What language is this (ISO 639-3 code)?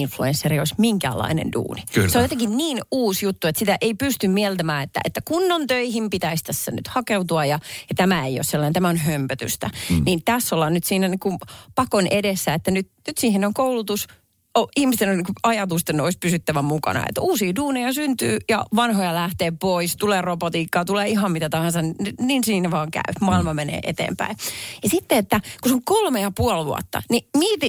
fin